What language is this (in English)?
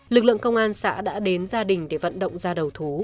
Vietnamese